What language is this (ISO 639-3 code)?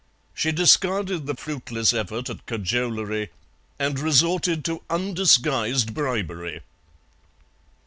eng